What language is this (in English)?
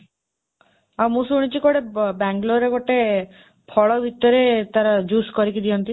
Odia